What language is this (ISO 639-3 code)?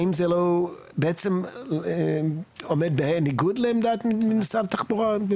heb